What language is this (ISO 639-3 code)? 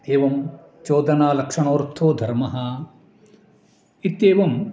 san